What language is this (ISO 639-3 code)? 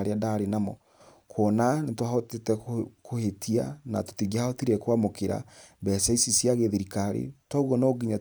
kik